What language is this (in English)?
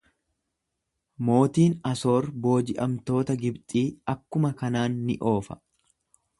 Oromo